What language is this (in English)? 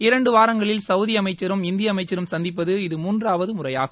Tamil